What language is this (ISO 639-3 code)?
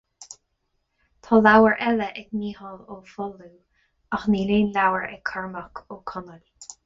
gle